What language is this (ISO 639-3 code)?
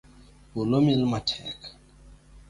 luo